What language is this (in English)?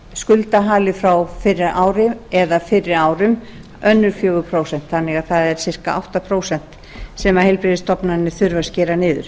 Icelandic